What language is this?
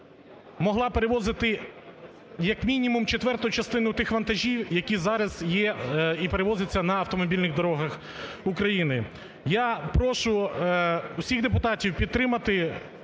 Ukrainian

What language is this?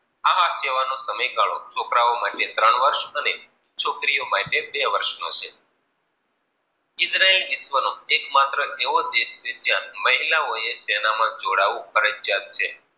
Gujarati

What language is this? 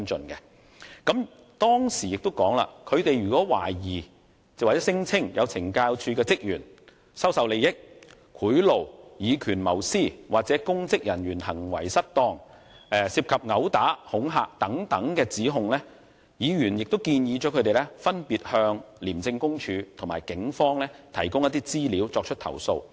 Cantonese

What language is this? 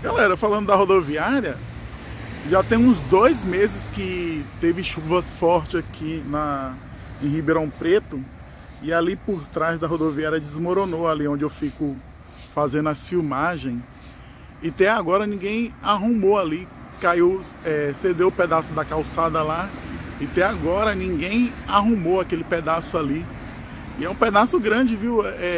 Portuguese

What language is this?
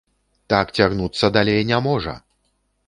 Belarusian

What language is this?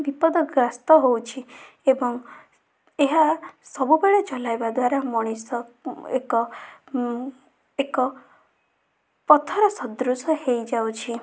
Odia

